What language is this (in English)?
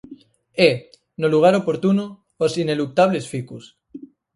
Galician